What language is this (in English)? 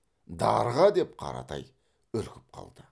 Kazakh